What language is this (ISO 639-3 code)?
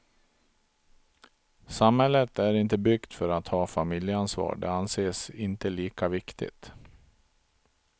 swe